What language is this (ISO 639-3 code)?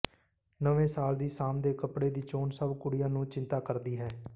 pan